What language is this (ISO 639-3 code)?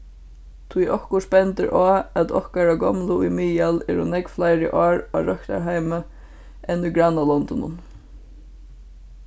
fao